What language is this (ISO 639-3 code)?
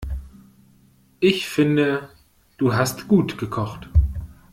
deu